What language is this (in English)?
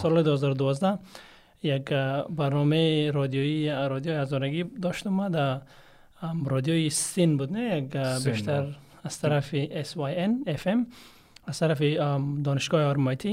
Persian